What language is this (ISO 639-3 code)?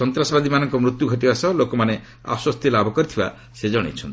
ori